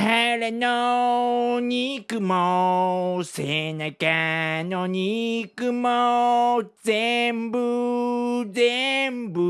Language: Japanese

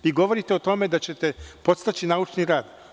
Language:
Serbian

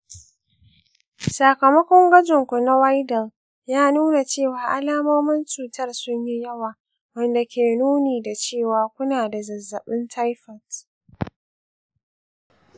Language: Hausa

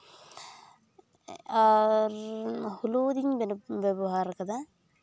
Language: Santali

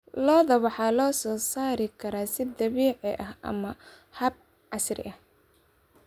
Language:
Somali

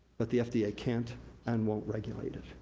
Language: English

